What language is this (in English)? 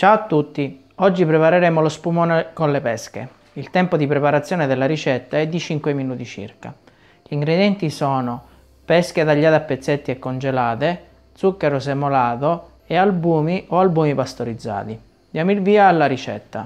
Italian